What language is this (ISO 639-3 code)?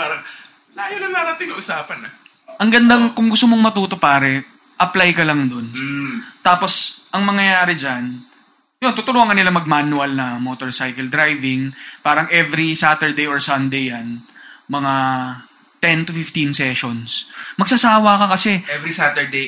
fil